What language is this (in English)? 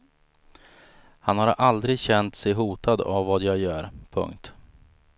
Swedish